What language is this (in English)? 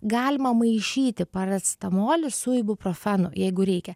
Lithuanian